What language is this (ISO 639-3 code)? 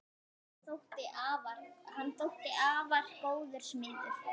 isl